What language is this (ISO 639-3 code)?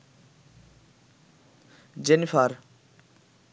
ben